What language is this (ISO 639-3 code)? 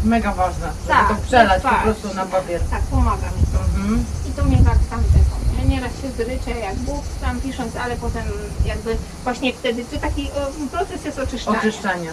pol